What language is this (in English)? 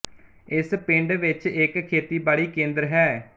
Punjabi